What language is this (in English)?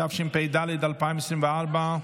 Hebrew